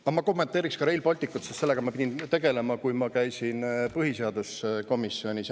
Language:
Estonian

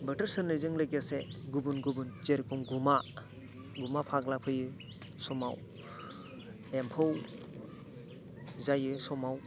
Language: Bodo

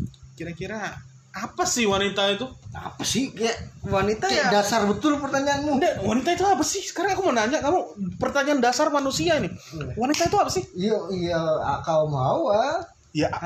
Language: Indonesian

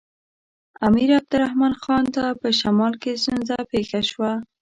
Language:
Pashto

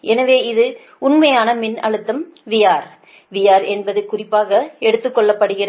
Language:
Tamil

